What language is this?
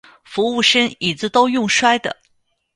Chinese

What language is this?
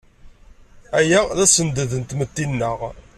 Kabyle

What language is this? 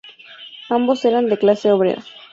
Spanish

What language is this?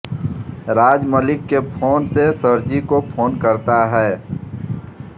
Hindi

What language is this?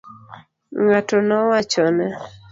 Luo (Kenya and Tanzania)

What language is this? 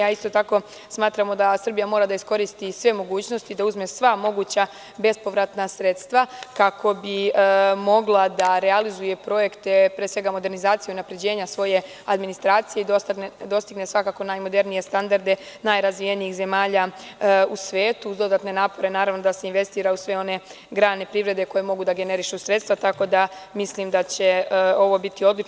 Serbian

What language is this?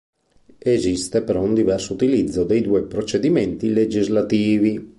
Italian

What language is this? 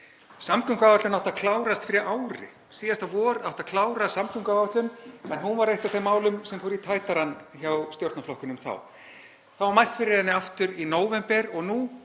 Icelandic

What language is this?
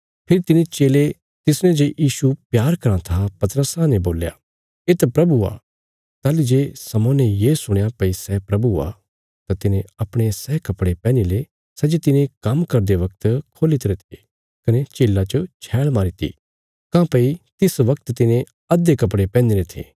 Bilaspuri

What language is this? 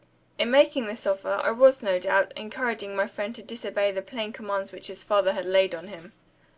English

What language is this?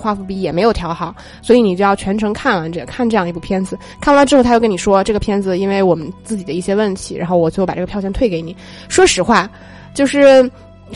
Chinese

